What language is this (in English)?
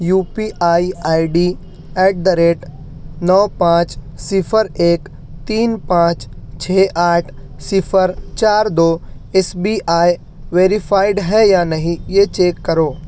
Urdu